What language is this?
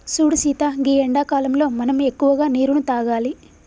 Telugu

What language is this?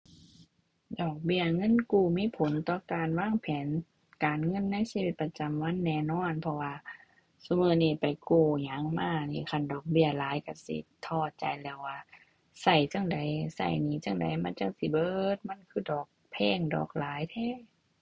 Thai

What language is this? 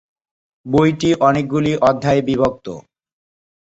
Bangla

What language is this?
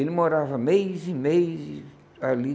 Portuguese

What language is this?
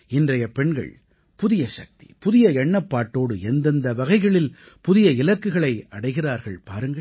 Tamil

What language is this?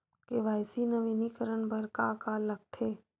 Chhattisgarhi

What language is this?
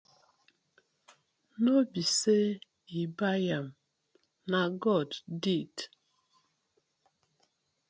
Nigerian Pidgin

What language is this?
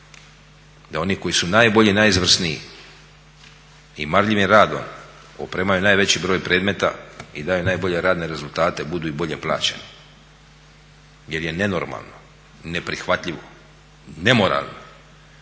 Croatian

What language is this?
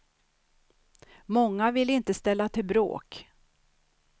Swedish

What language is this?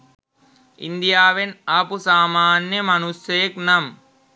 Sinhala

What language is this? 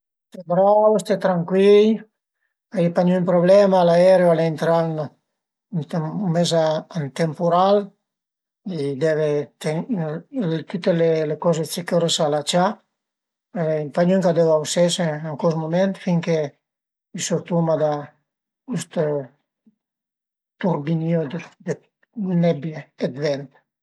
Piedmontese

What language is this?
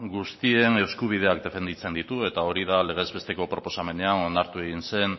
Basque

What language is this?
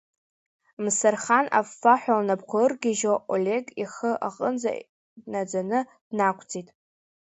Abkhazian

